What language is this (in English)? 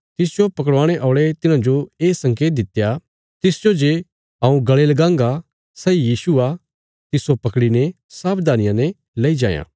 Bilaspuri